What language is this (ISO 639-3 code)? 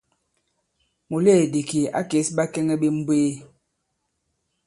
abb